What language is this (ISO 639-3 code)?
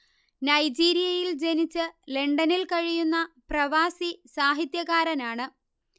mal